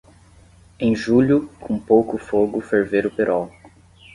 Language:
Portuguese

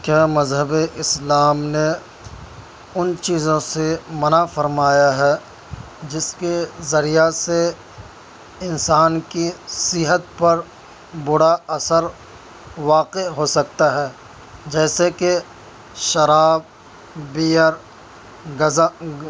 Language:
Urdu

